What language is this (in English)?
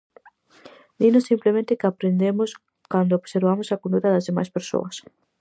Galician